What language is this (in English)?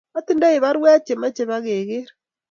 Kalenjin